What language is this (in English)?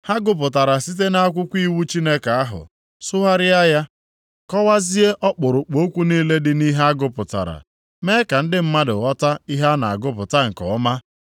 Igbo